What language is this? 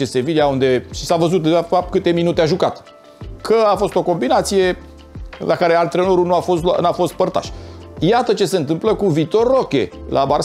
Romanian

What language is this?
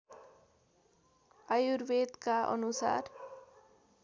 Nepali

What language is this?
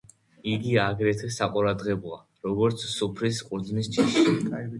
Georgian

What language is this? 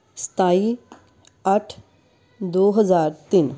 Punjabi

